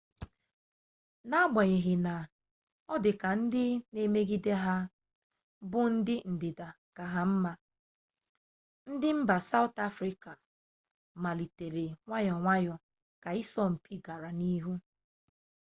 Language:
Igbo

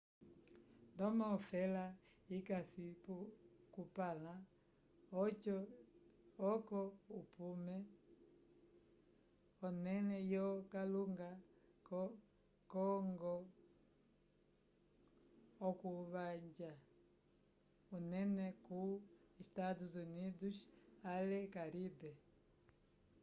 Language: Umbundu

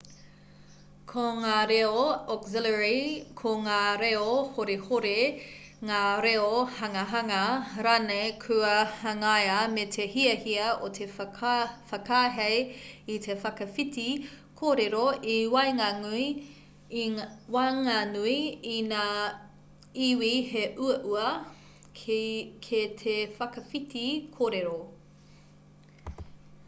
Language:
Māori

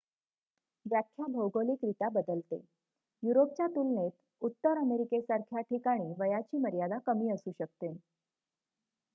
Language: Marathi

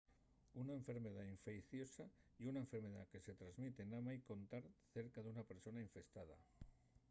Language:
Asturian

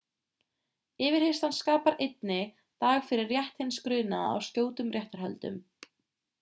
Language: Icelandic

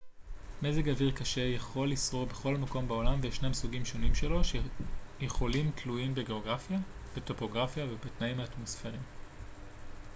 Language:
Hebrew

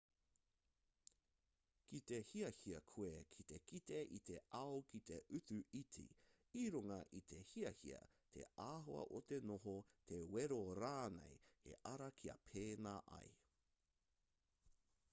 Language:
Māori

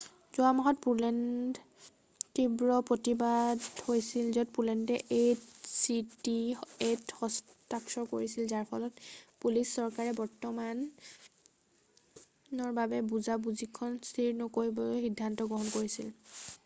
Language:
Assamese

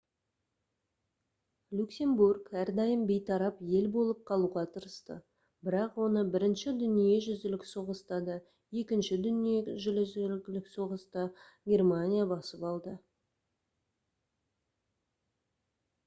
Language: Kazakh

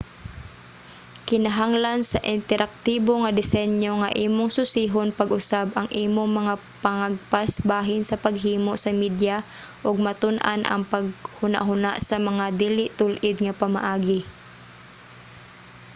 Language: Cebuano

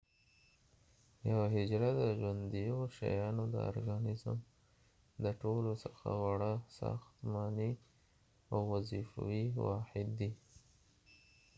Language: Pashto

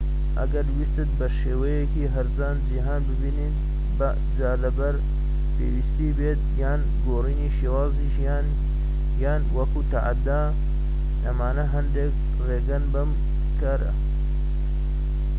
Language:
Central Kurdish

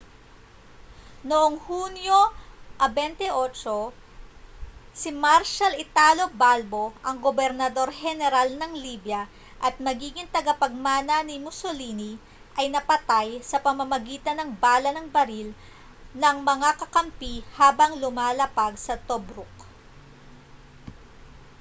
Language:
Filipino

